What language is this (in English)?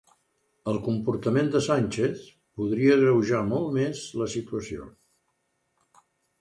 Catalan